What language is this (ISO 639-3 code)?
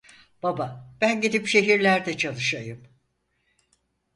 tur